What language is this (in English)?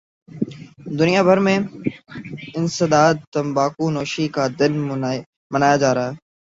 Urdu